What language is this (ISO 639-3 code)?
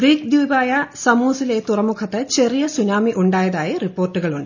mal